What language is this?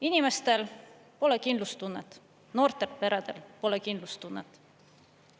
Estonian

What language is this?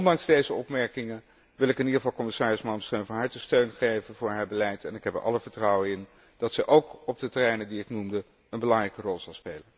Dutch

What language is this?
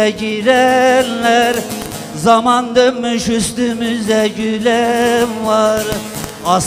Turkish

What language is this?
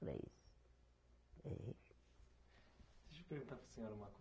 Portuguese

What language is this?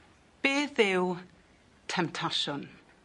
Welsh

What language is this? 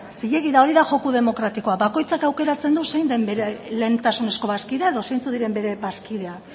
Basque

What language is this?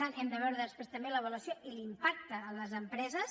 Catalan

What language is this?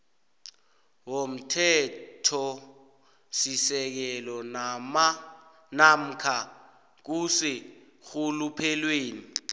South Ndebele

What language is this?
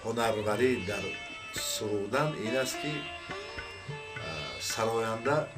Persian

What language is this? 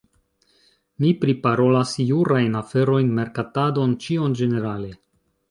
Esperanto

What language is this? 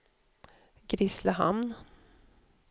Swedish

